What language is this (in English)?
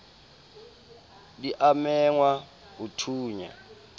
Southern Sotho